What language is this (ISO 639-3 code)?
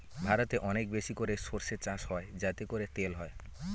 ben